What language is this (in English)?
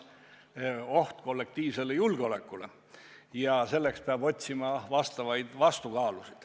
Estonian